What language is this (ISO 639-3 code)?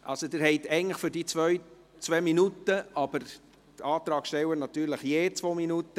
gsw